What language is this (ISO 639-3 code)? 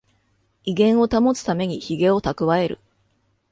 jpn